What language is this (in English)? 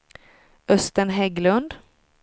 Swedish